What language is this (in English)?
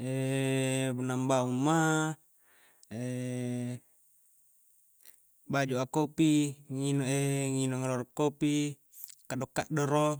Coastal Konjo